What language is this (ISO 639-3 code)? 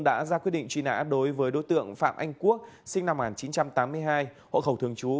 vie